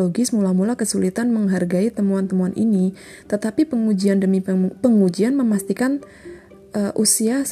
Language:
Indonesian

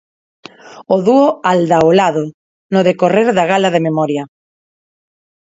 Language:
Galician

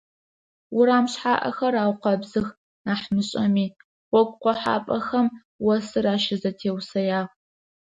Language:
Adyghe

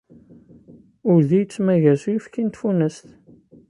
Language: Kabyle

